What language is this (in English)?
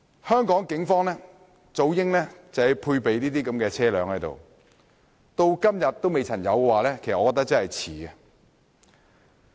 Cantonese